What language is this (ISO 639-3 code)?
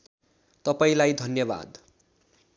nep